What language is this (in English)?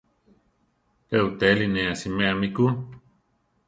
Central Tarahumara